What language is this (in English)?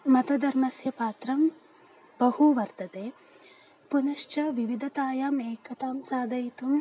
Sanskrit